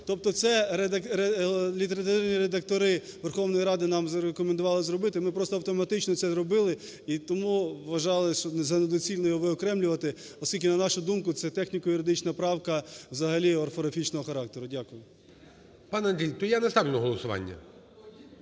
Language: Ukrainian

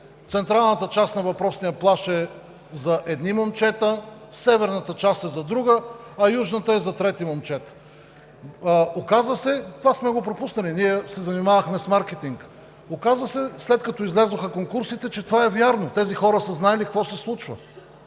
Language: Bulgarian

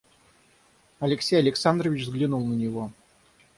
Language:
Russian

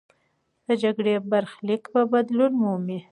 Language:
Pashto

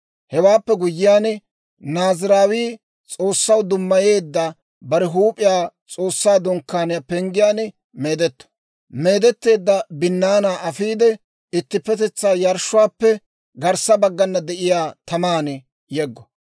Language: Dawro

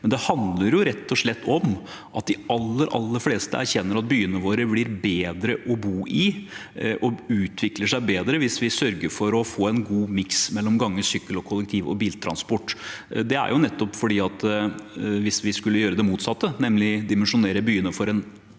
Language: Norwegian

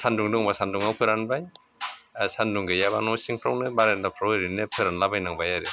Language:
Bodo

